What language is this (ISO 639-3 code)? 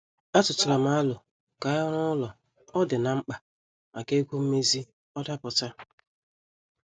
ibo